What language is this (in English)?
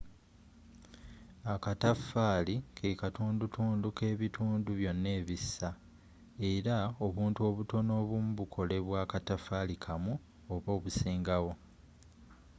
Ganda